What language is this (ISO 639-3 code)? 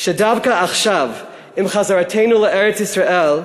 heb